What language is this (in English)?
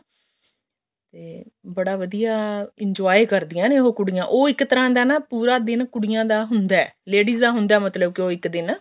Punjabi